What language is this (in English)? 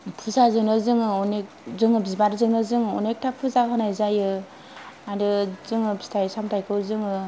Bodo